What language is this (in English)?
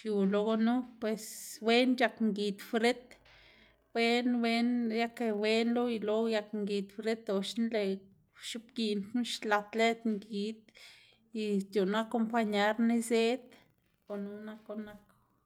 Xanaguía Zapotec